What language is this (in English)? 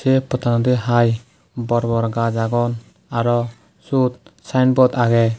Chakma